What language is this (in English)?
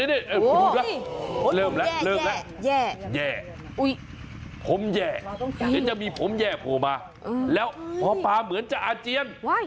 Thai